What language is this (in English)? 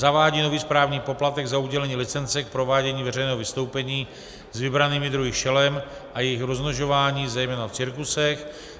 Czech